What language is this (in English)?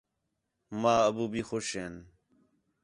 Khetrani